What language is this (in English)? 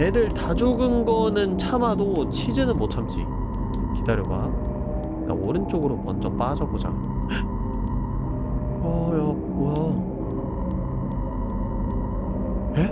Korean